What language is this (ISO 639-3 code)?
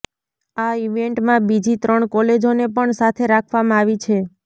guj